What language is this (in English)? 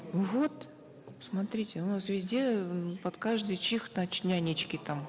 Kazakh